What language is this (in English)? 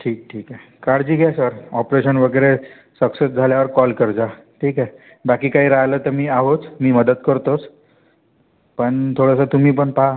Marathi